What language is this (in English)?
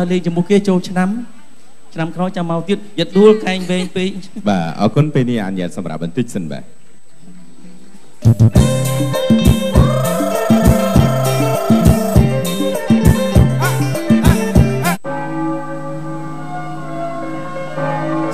Thai